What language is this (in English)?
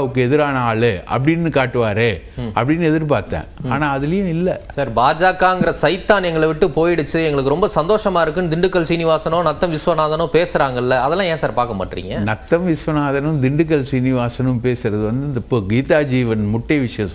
Romanian